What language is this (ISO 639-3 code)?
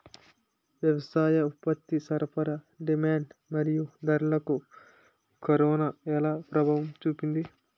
tel